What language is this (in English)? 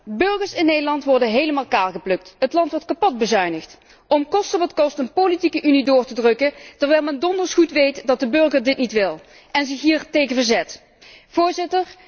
Dutch